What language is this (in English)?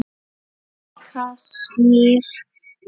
Icelandic